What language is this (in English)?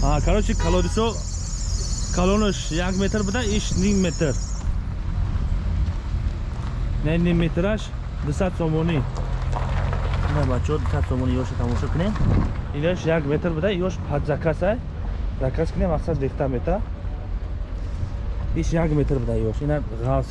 Turkish